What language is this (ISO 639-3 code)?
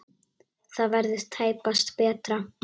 isl